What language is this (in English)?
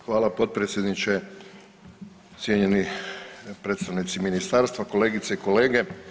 Croatian